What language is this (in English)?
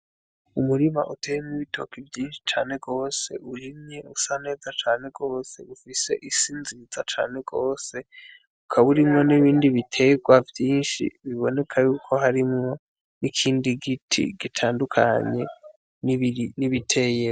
Rundi